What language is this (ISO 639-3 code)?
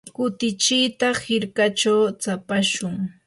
qur